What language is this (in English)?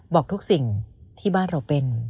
Thai